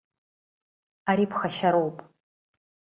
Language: Abkhazian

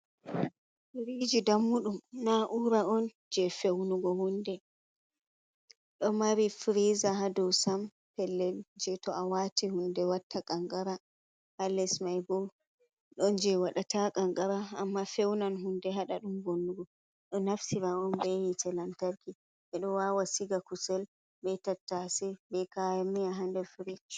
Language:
Fula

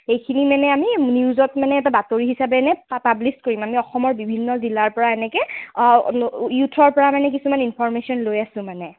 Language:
Assamese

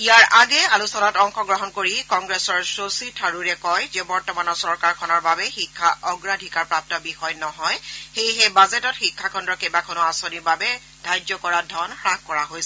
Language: Assamese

